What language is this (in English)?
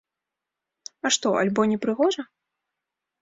Belarusian